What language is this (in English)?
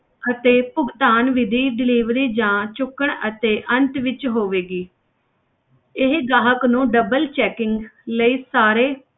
Punjabi